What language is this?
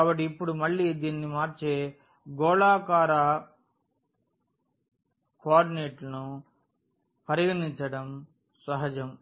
Telugu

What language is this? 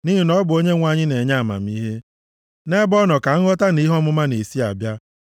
Igbo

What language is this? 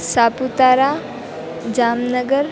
Gujarati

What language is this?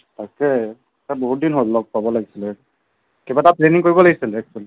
Assamese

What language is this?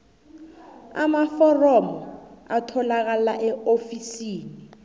South Ndebele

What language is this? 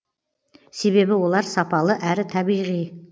Kazakh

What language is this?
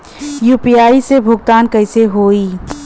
Bhojpuri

